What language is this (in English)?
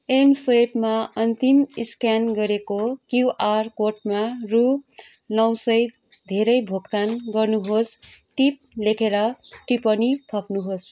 Nepali